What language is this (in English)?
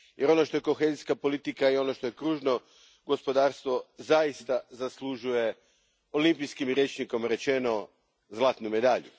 Croatian